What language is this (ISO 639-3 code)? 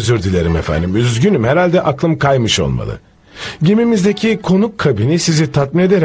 tur